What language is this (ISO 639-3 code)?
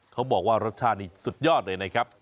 tha